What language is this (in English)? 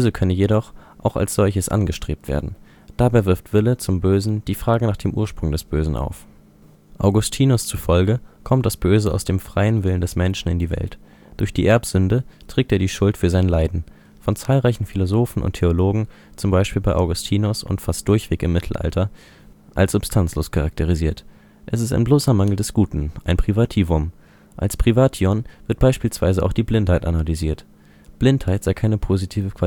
German